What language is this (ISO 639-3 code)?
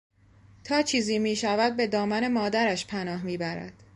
fas